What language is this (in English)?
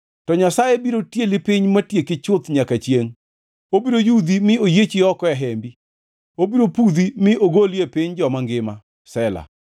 Luo (Kenya and Tanzania)